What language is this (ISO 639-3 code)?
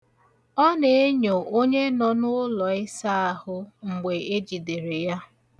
ibo